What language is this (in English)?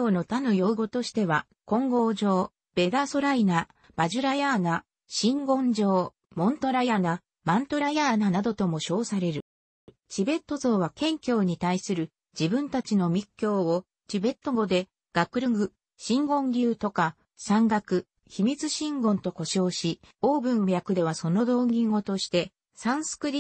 Japanese